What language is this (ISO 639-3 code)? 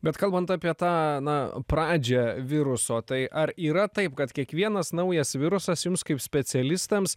lit